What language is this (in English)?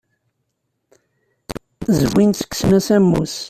Kabyle